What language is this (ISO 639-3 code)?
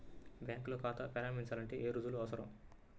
tel